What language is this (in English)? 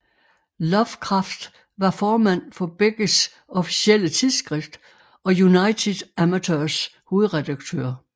Danish